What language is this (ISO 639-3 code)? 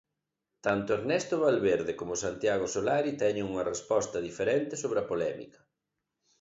glg